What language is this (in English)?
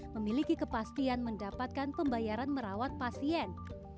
Indonesian